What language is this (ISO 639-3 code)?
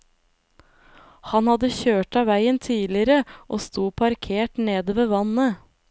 nor